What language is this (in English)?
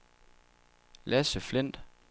Danish